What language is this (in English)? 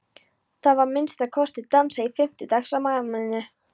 Icelandic